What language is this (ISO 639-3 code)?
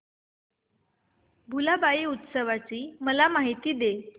mar